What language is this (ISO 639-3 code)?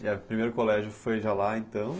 por